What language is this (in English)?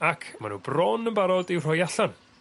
Welsh